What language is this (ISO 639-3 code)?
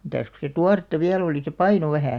fin